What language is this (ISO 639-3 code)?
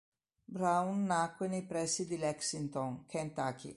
ita